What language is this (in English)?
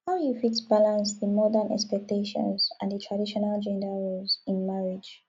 Nigerian Pidgin